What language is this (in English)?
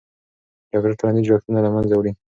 Pashto